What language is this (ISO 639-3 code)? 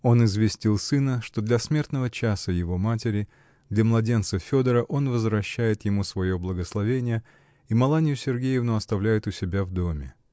rus